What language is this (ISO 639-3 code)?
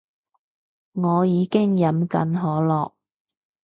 yue